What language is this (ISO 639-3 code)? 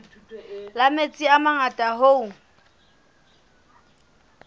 sot